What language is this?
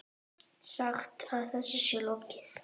Icelandic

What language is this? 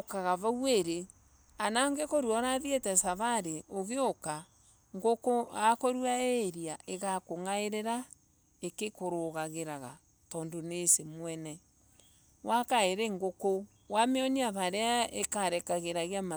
Embu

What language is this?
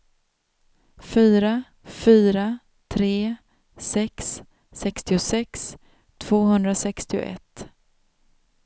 Swedish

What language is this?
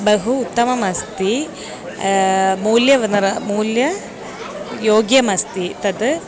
Sanskrit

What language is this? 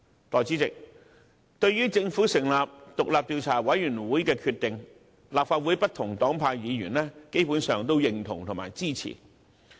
Cantonese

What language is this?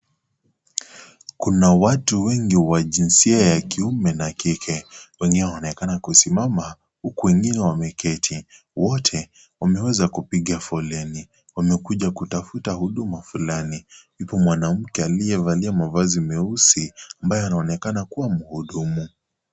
Swahili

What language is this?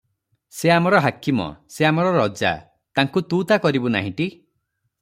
Odia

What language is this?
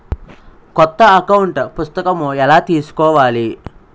Telugu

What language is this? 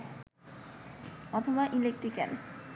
Bangla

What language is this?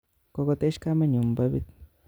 Kalenjin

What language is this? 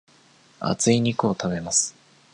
Japanese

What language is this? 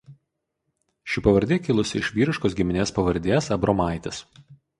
Lithuanian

